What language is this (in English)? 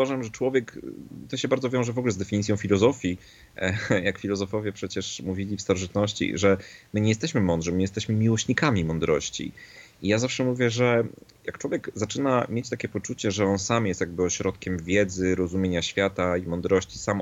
Polish